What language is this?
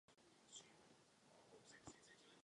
Czech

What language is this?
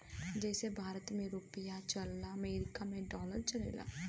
Bhojpuri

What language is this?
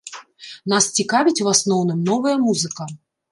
Belarusian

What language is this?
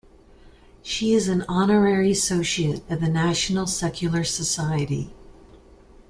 English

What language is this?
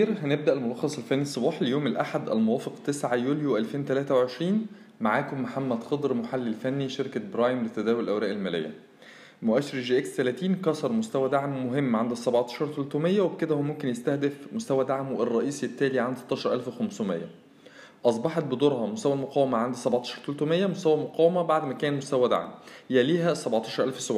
Arabic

